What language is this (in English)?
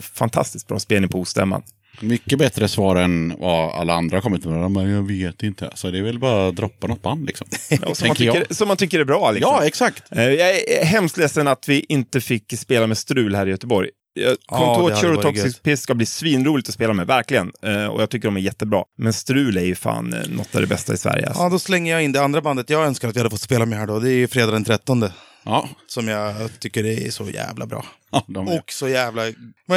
Swedish